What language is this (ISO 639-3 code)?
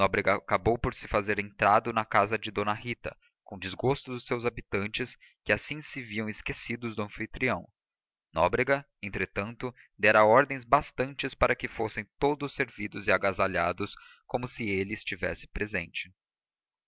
por